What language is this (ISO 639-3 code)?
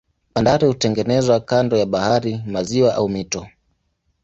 swa